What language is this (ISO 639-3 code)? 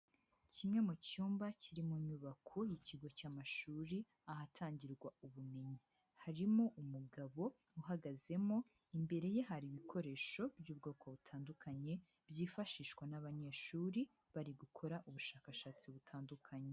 kin